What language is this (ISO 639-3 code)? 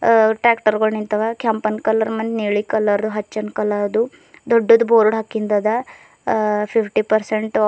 kan